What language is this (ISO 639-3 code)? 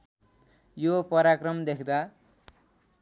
nep